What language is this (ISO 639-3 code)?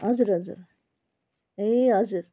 nep